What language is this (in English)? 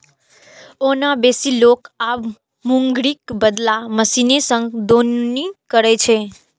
Maithili